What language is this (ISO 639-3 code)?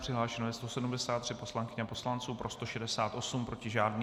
ces